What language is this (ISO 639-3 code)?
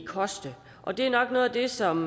dan